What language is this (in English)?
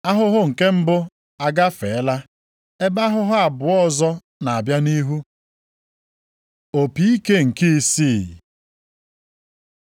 Igbo